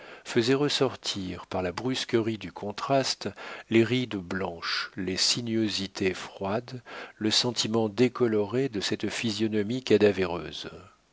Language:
French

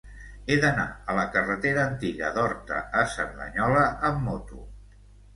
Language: Catalan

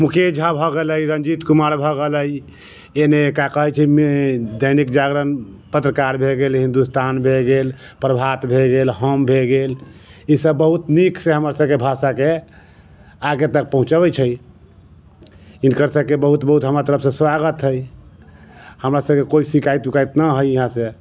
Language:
Maithili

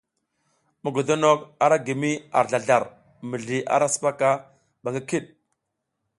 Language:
South Giziga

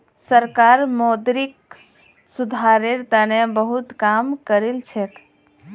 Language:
Magahi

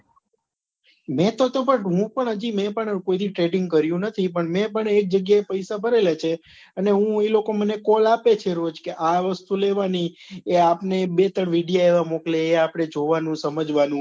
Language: Gujarati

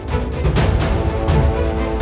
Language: Indonesian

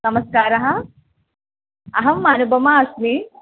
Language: Sanskrit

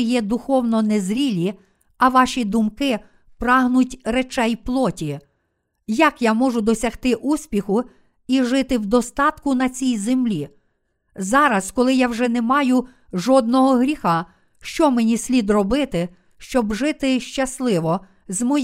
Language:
Ukrainian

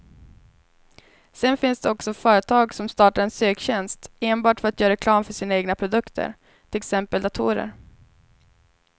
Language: Swedish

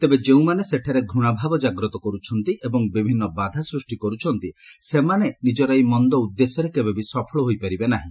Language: Odia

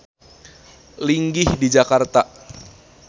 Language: Sundanese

